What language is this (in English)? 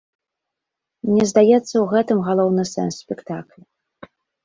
Belarusian